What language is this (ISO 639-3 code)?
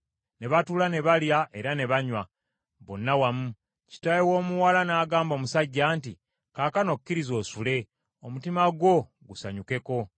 lug